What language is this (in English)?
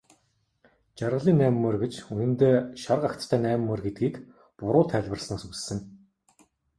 Mongolian